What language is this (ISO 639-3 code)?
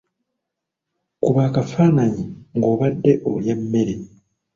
lug